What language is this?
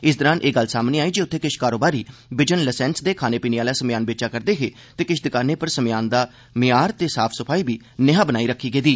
Dogri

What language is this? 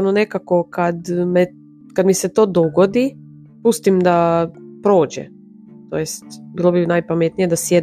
Croatian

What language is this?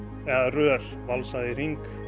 Icelandic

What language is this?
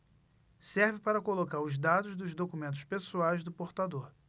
Portuguese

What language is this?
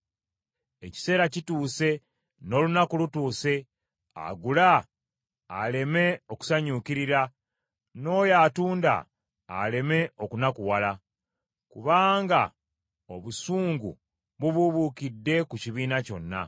Ganda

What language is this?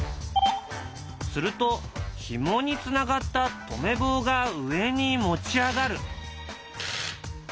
Japanese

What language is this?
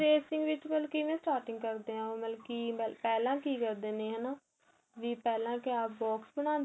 Punjabi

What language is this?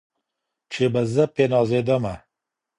Pashto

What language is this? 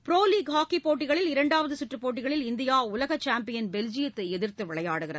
Tamil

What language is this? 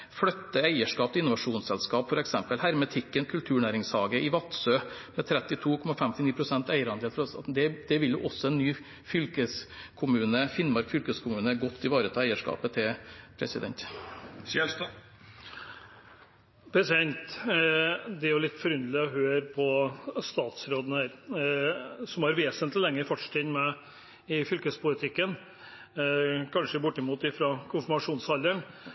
Norwegian Bokmål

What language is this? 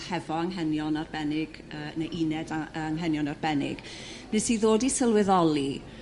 Welsh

